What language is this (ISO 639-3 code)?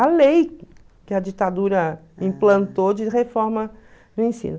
por